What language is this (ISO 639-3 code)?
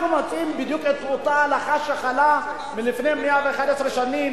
heb